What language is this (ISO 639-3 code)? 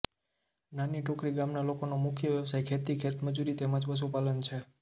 guj